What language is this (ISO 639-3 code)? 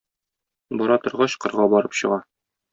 tat